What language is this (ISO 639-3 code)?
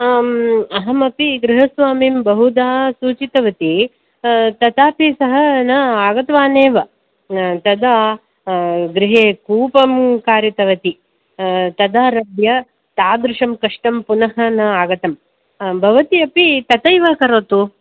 san